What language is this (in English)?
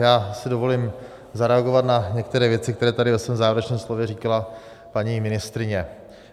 Czech